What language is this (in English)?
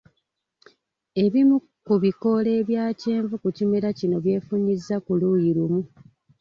Ganda